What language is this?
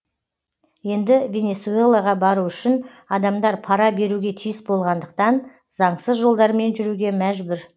Kazakh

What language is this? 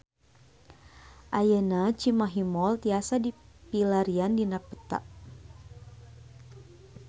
Sundanese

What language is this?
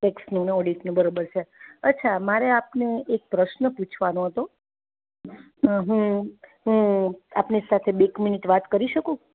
Gujarati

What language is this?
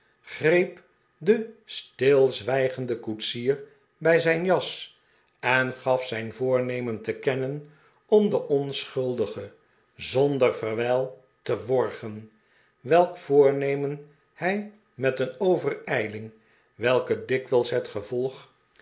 Dutch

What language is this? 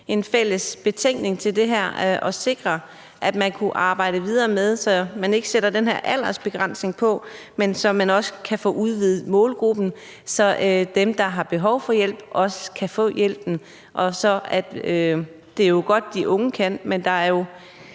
Danish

